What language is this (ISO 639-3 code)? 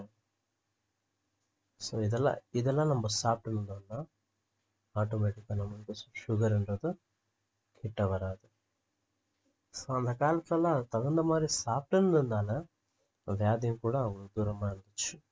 tam